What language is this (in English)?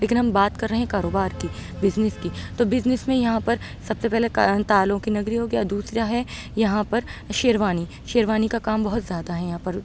Urdu